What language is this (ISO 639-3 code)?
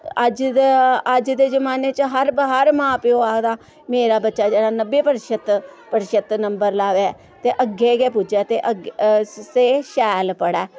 doi